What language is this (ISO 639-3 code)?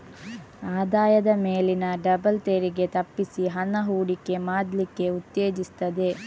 kan